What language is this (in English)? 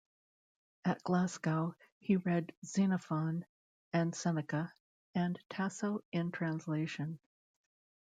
English